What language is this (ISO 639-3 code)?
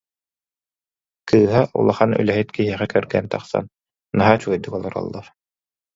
sah